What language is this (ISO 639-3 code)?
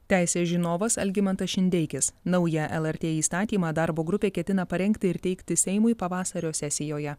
lit